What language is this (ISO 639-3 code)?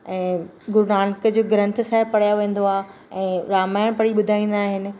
snd